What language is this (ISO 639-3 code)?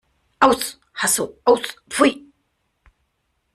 deu